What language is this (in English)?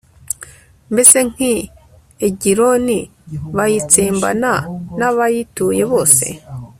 Kinyarwanda